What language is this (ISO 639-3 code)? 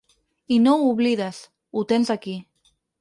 cat